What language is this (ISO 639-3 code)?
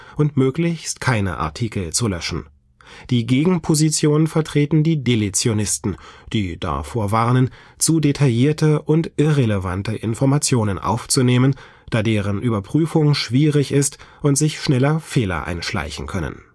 deu